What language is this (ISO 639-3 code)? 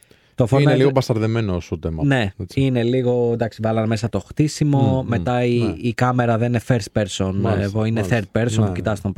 ell